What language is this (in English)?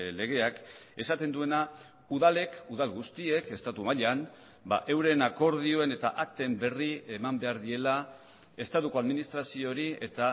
Basque